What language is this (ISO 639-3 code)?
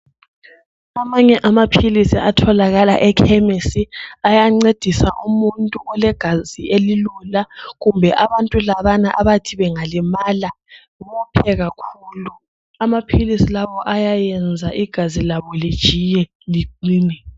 nde